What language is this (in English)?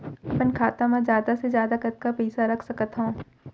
Chhattisgarhi